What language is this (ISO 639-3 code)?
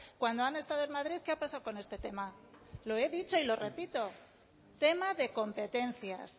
spa